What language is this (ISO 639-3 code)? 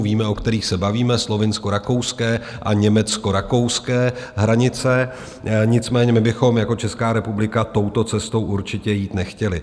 ces